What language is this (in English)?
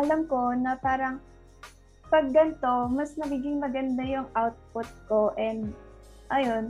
Filipino